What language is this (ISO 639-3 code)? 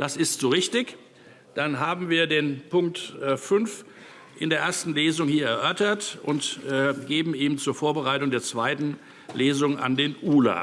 deu